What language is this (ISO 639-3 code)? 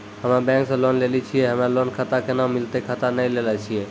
mai